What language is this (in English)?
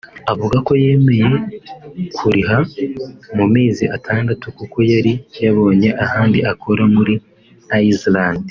Kinyarwanda